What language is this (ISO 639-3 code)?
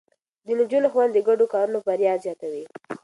pus